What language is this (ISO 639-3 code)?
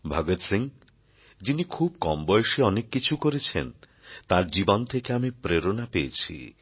ben